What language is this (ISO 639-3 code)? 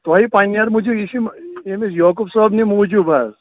kas